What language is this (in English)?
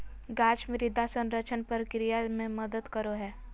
Magahi